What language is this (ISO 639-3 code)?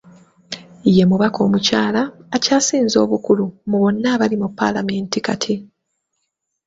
lug